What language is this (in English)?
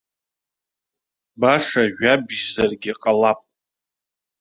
Abkhazian